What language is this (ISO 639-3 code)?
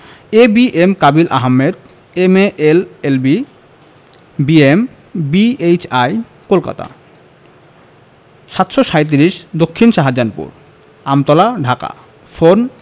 ben